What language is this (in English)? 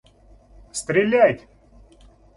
Russian